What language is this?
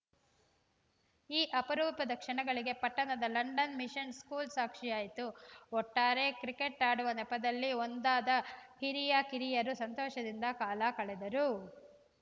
Kannada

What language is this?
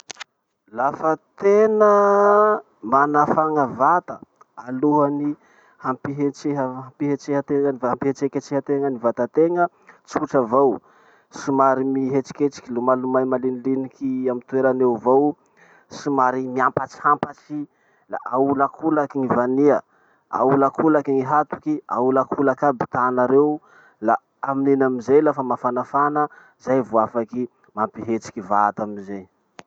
Masikoro Malagasy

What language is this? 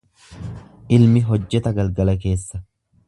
Oromo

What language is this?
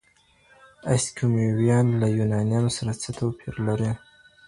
Pashto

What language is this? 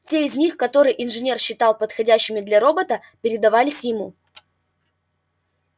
Russian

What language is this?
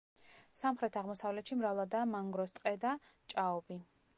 Georgian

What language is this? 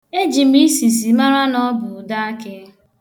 Igbo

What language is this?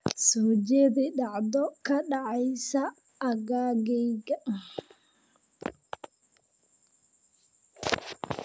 Somali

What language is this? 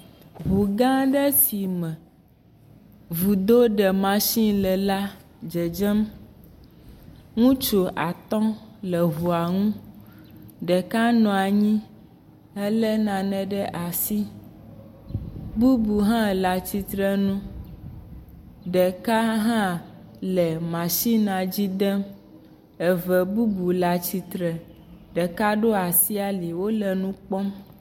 Ewe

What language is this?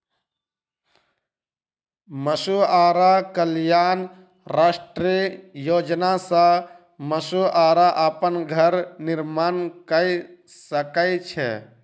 Maithili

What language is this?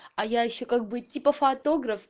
Russian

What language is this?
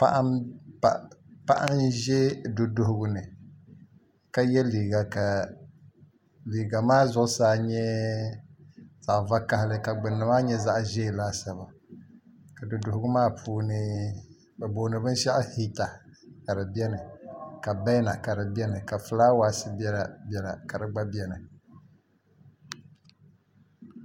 Dagbani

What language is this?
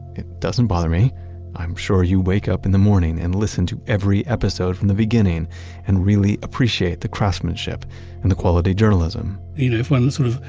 English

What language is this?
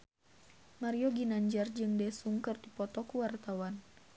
Sundanese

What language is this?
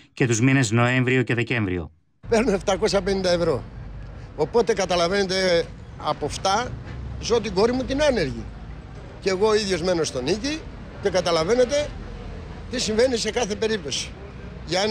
Greek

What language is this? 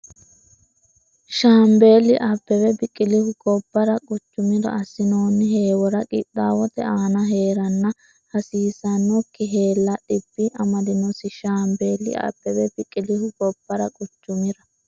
Sidamo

